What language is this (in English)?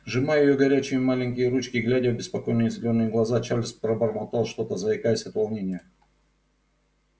Russian